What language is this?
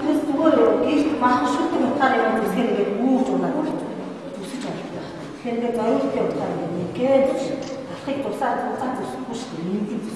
Ukrainian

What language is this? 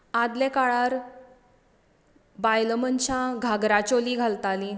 Konkani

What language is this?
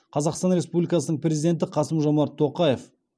Kazakh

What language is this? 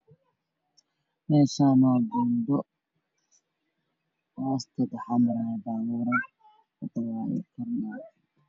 Somali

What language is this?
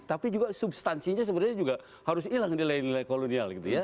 Indonesian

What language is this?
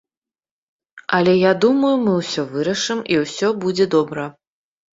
Belarusian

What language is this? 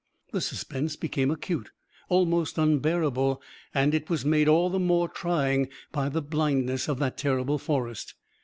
English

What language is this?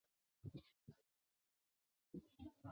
Chinese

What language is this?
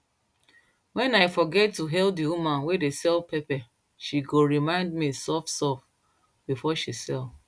Nigerian Pidgin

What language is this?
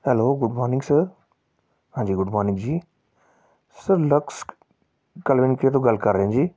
Punjabi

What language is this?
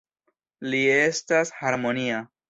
Esperanto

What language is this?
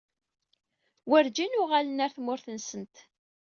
Kabyle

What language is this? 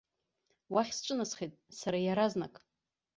Abkhazian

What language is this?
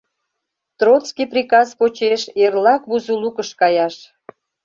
Mari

